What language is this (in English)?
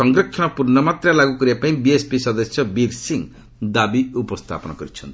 Odia